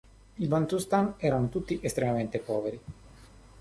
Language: Italian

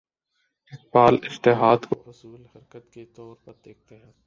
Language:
Urdu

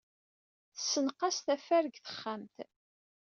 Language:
Kabyle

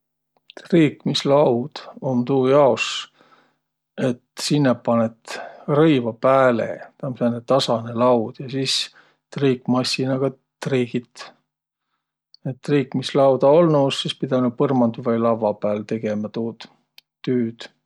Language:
Võro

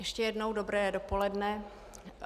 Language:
Czech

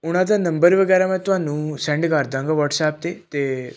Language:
Punjabi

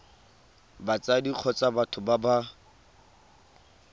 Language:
Tswana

